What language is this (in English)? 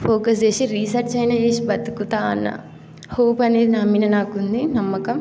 Telugu